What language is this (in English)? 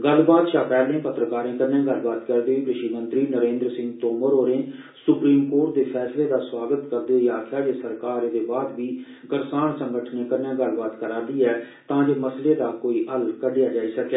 Dogri